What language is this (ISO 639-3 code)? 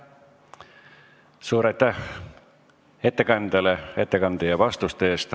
est